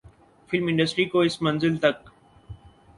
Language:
Urdu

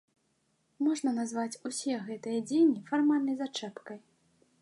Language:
Belarusian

